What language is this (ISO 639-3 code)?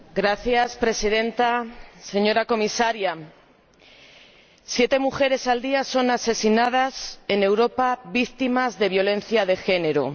spa